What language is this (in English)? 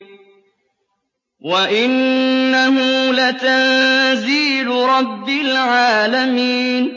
Arabic